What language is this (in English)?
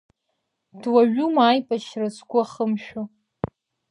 Abkhazian